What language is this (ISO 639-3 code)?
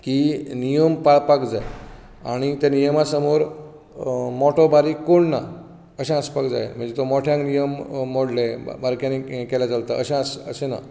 kok